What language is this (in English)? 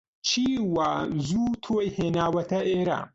Central Kurdish